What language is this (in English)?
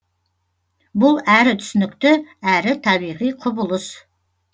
Kazakh